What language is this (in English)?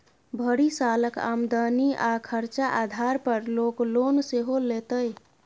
Maithili